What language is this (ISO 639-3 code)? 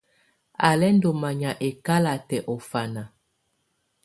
tvu